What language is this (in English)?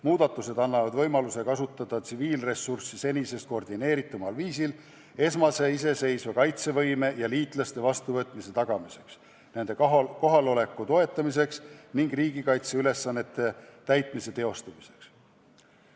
Estonian